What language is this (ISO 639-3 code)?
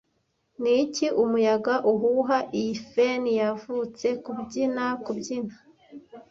kin